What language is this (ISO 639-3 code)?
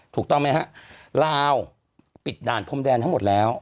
tha